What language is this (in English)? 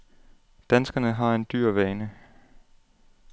Danish